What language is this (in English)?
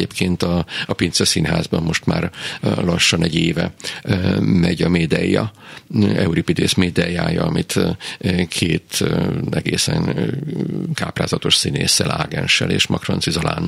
Hungarian